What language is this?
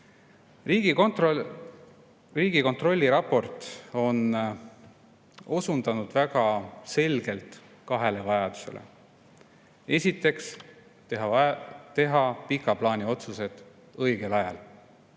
Estonian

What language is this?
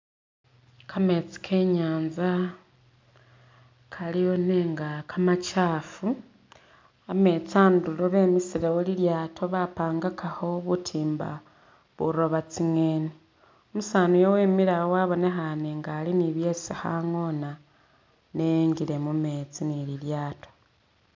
Masaaba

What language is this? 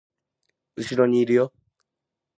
Japanese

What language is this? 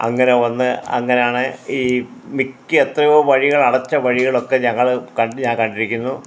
Malayalam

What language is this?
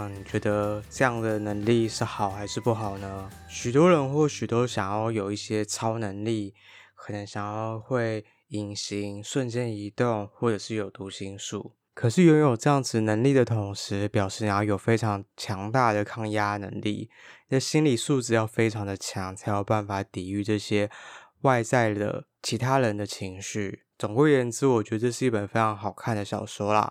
Chinese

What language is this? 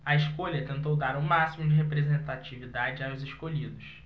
Portuguese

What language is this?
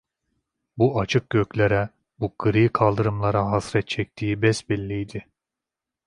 Turkish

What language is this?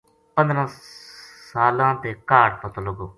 Gujari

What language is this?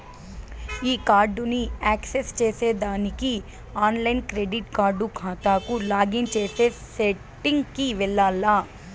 Telugu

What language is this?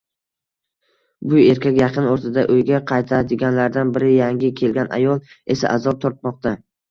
Uzbek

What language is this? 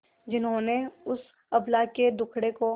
Hindi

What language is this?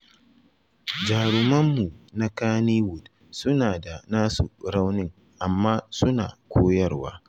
Hausa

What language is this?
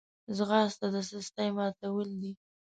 Pashto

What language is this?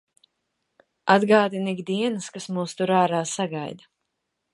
Latvian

